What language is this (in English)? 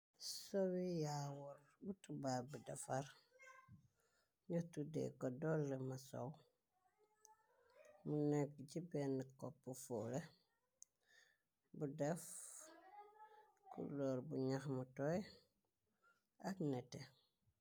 Wolof